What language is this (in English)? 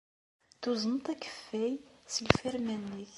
Kabyle